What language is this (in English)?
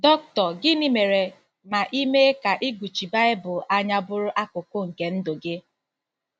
Igbo